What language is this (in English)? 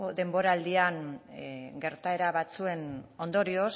Basque